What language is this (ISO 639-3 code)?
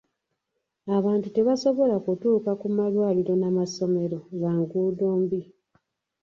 lug